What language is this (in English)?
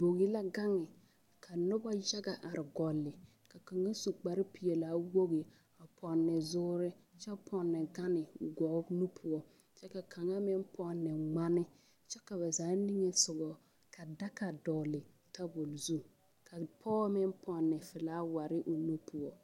Southern Dagaare